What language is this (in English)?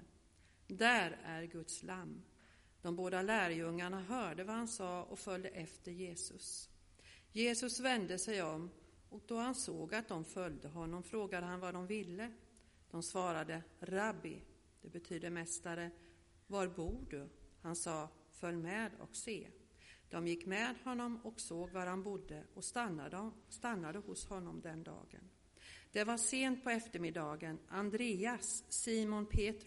Swedish